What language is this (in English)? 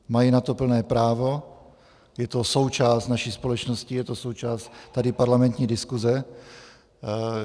Czech